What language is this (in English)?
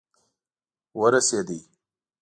Pashto